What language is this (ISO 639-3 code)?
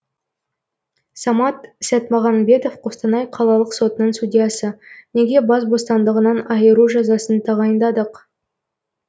kaz